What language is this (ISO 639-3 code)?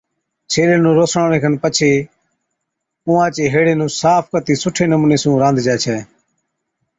odk